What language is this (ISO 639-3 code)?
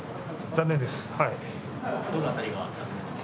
jpn